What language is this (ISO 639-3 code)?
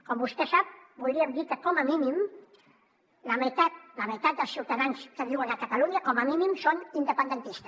cat